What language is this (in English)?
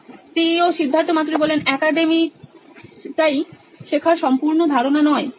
Bangla